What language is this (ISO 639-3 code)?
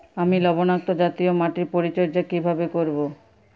ben